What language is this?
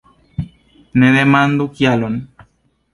Esperanto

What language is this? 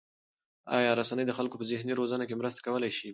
Pashto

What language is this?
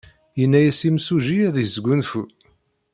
Kabyle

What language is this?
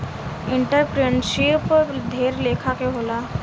Bhojpuri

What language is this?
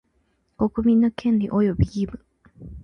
Japanese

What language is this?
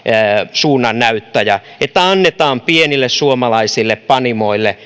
Finnish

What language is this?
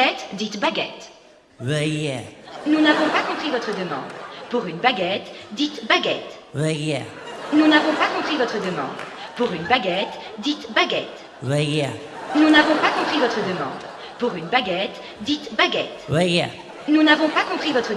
French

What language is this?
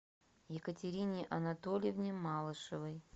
Russian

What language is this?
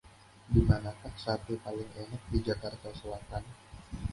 Indonesian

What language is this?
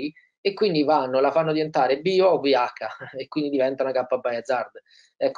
Italian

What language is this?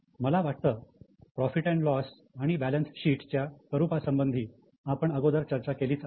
Marathi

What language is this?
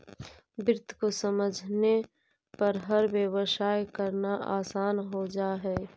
Magahi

